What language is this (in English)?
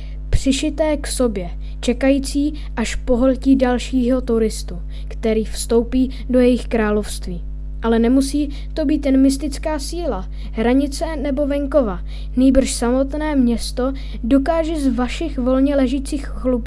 Czech